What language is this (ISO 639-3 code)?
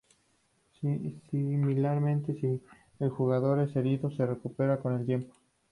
spa